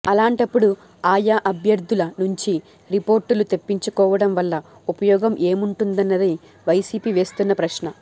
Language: Telugu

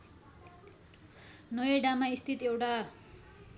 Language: Nepali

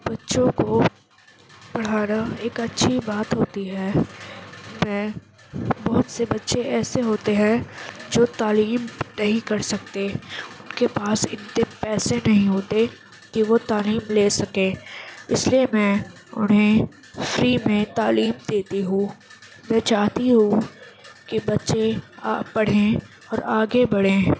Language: Urdu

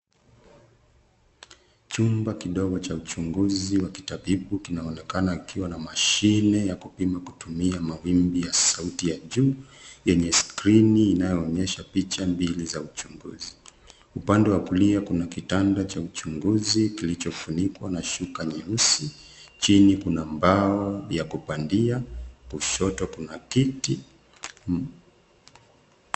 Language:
Swahili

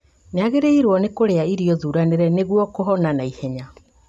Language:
Kikuyu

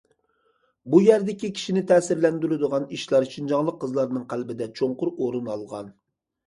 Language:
Uyghur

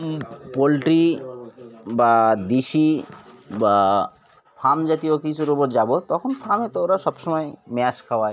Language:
Bangla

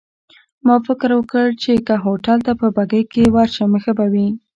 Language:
Pashto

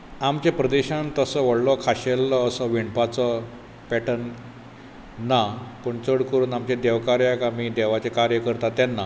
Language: Konkani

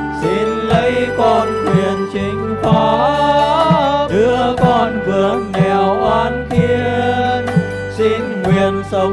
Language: Vietnamese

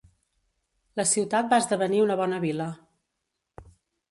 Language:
Catalan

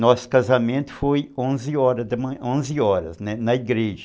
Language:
Portuguese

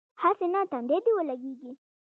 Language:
Pashto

